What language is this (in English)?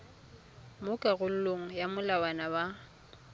Tswana